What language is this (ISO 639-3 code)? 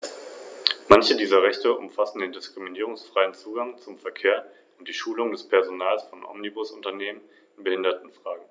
deu